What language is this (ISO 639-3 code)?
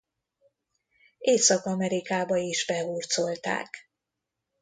hun